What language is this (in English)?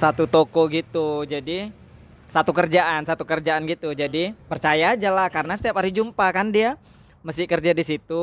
Indonesian